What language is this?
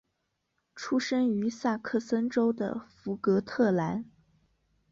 Chinese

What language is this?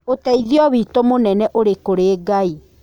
Kikuyu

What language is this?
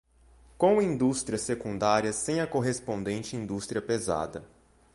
Portuguese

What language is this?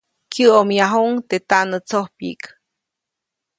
Copainalá Zoque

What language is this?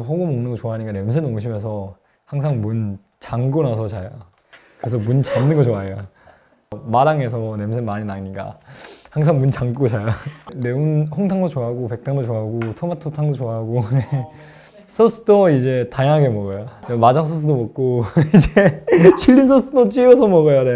Korean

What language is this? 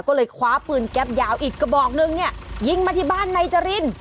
Thai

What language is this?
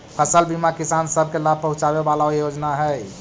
Magahi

